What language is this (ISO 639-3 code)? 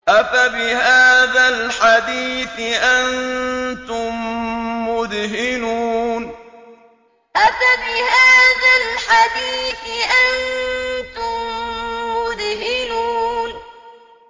ara